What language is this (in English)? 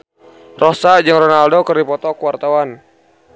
Sundanese